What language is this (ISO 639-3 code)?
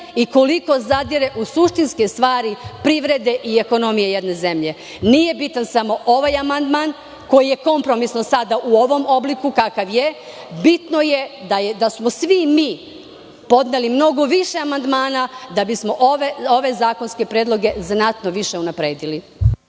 srp